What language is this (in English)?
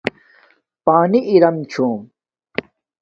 Domaaki